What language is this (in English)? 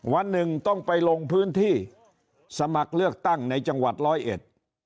Thai